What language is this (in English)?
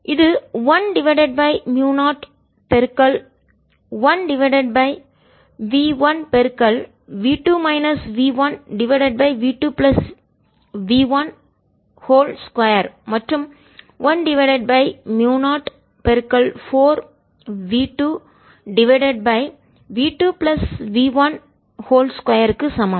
Tamil